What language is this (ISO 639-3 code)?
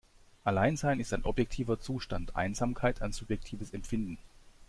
deu